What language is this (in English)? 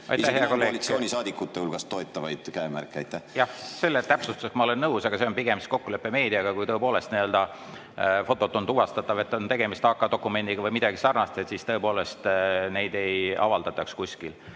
Estonian